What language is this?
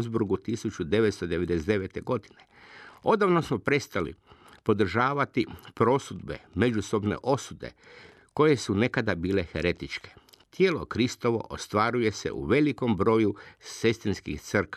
Croatian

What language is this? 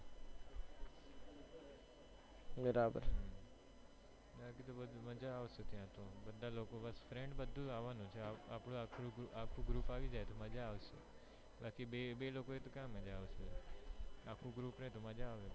Gujarati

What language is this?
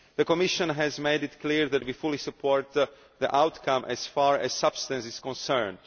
English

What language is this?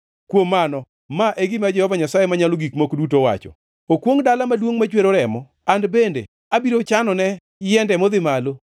Luo (Kenya and Tanzania)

